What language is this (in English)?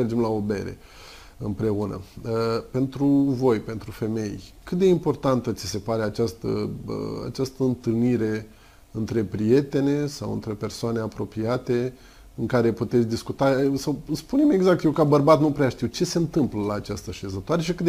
Romanian